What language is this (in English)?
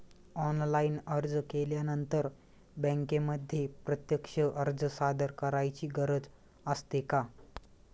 Marathi